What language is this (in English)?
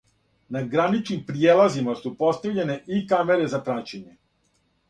Serbian